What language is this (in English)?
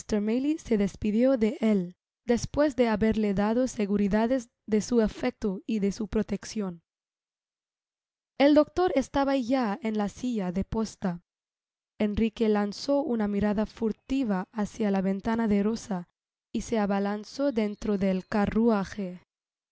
Spanish